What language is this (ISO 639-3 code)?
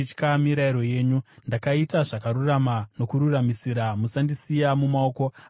sna